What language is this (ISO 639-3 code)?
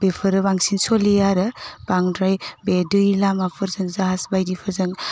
brx